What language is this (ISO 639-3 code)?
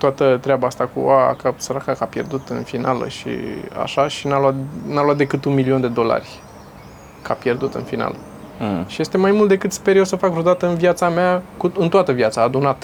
ron